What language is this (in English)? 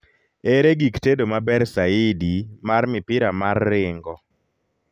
Luo (Kenya and Tanzania)